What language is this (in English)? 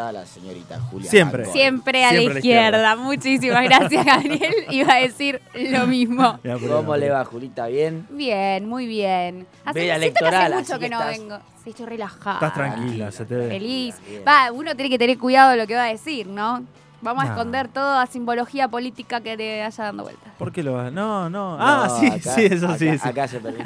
Spanish